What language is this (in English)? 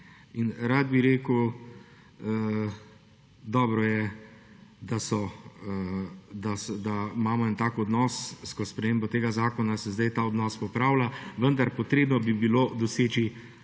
Slovenian